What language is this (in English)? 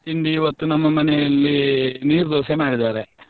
Kannada